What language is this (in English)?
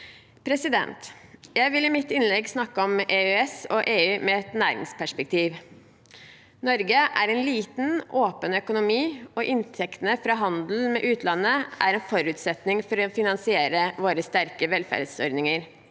Norwegian